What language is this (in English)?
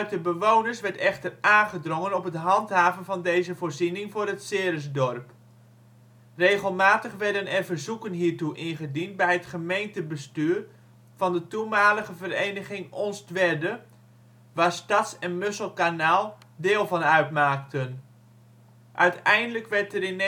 Dutch